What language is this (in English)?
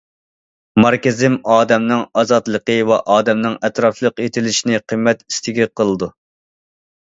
Uyghur